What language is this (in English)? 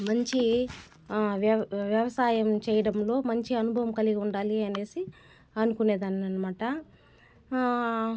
Telugu